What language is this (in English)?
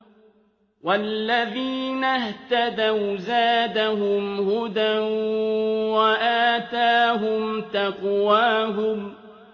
Arabic